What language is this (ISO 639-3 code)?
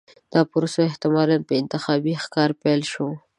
pus